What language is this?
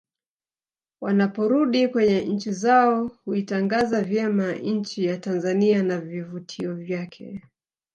Swahili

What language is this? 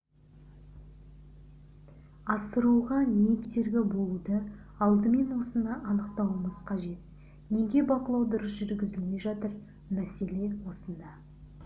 Kazakh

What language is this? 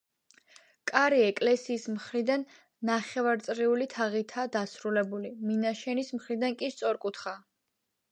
Georgian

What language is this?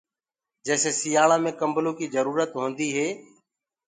Gurgula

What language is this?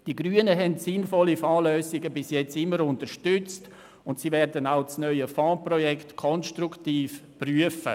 Swiss German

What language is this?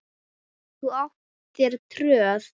Icelandic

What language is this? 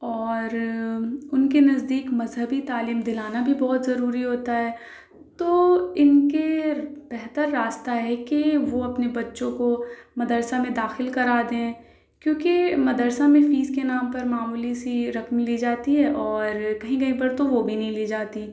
Urdu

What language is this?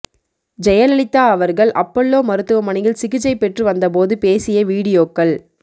Tamil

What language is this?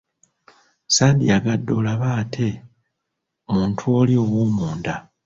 Ganda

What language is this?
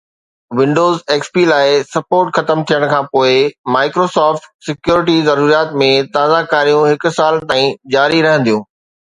Sindhi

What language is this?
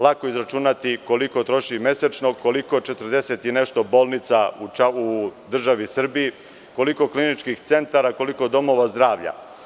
Serbian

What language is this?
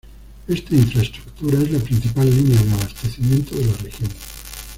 Spanish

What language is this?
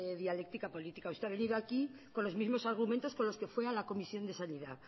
Spanish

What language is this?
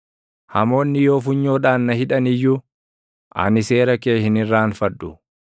Oromo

